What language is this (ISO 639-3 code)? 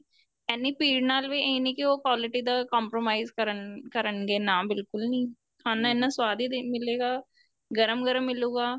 pan